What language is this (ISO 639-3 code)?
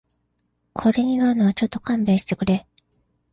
jpn